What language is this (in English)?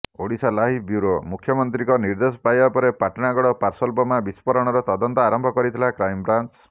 Odia